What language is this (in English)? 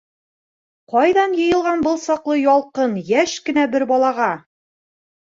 Bashkir